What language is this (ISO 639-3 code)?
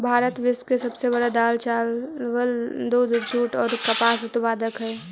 mag